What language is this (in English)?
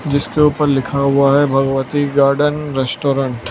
Hindi